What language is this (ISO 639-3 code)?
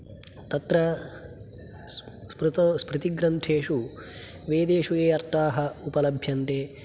san